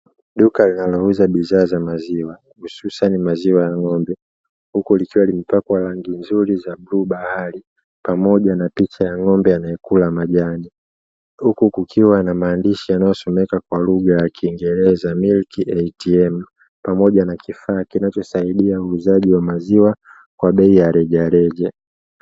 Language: Swahili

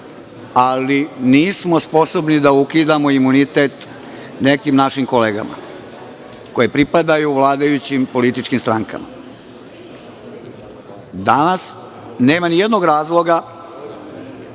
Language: Serbian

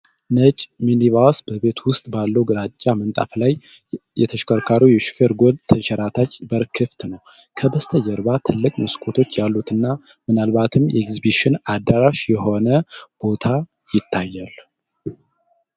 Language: Amharic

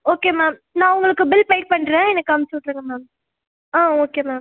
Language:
Tamil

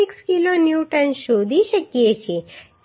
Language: Gujarati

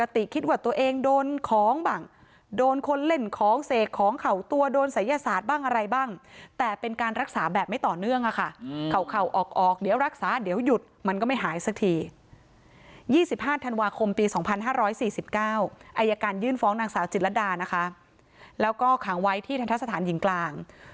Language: Thai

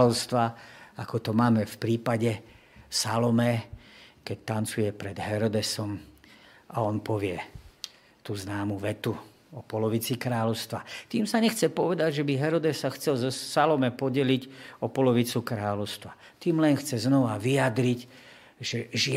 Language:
Slovak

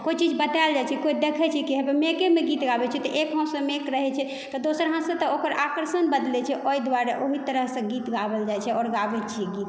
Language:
Maithili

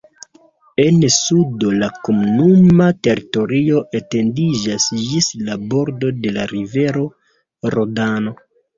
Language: Esperanto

